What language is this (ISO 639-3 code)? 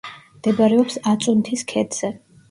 kat